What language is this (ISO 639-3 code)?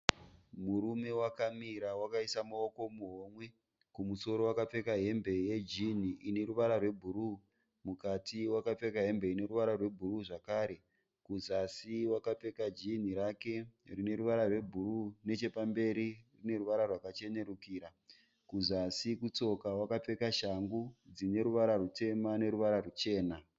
sna